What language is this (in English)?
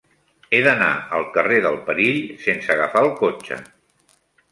Catalan